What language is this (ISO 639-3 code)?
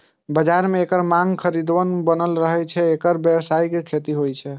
mai